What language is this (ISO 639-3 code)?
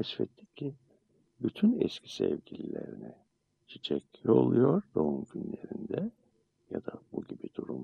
tur